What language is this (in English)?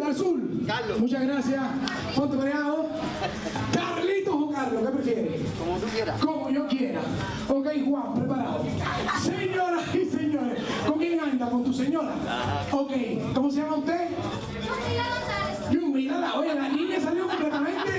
Spanish